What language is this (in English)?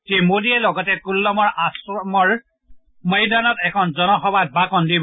Assamese